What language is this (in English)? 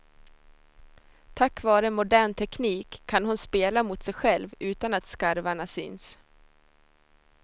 Swedish